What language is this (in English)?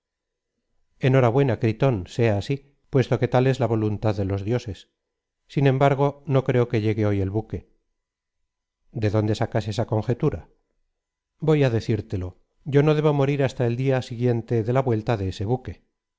Spanish